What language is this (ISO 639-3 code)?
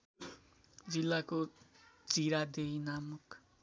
nep